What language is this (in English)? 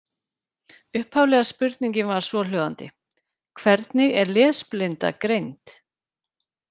Icelandic